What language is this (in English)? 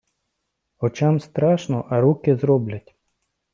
Ukrainian